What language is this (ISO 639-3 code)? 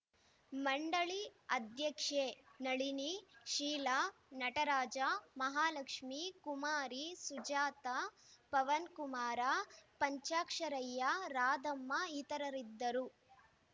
kan